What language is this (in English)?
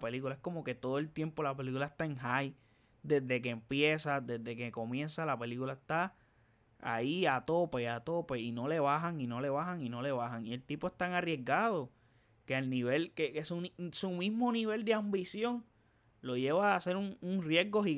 Spanish